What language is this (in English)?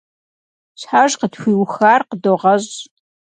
Kabardian